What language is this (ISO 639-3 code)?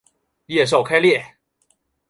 zho